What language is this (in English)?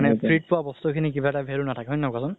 Assamese